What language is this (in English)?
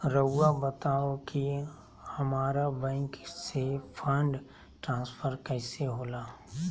Magahi